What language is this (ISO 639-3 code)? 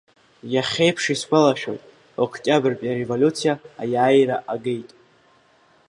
abk